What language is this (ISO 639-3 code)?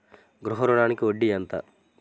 tel